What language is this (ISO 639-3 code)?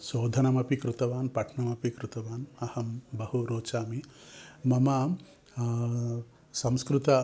san